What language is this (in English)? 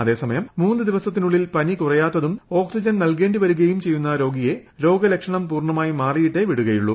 Malayalam